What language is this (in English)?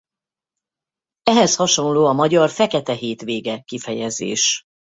Hungarian